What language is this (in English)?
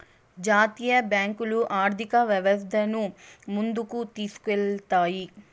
Telugu